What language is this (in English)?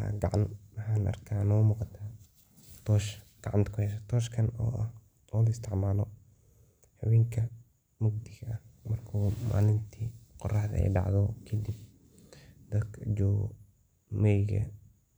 Somali